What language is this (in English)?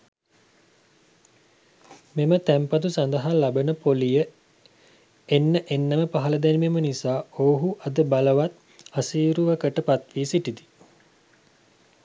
Sinhala